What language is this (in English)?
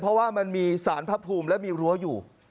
Thai